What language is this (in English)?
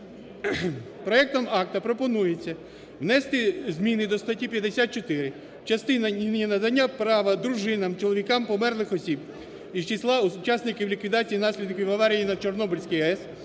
Ukrainian